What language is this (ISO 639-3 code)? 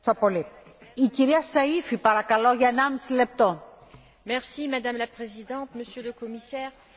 fra